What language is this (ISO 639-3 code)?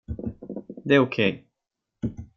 swe